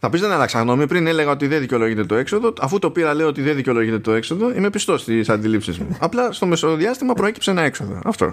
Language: Greek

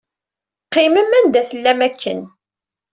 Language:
Kabyle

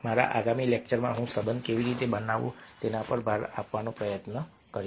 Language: Gujarati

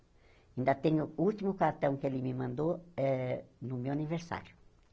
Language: Portuguese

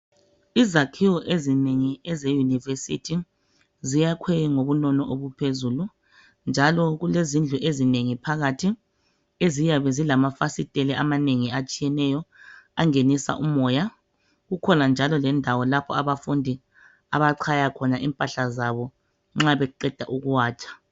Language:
North Ndebele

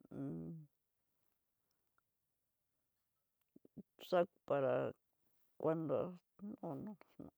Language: Tidaá Mixtec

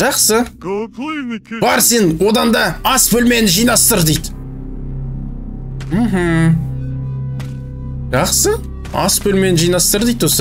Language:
Turkish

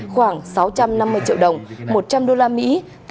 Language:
Vietnamese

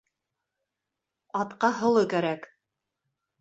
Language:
Bashkir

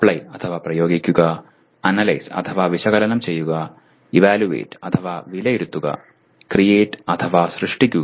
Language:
Malayalam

